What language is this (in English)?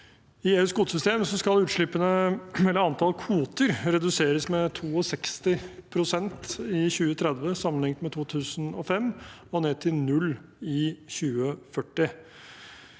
Norwegian